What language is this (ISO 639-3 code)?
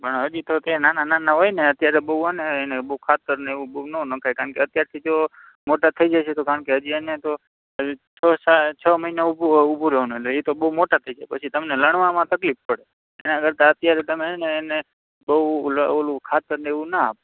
guj